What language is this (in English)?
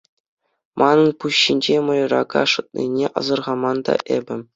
Chuvash